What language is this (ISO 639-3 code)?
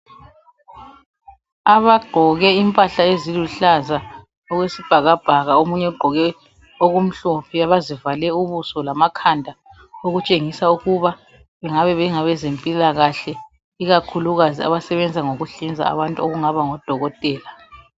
nde